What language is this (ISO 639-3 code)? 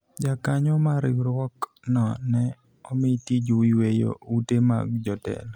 luo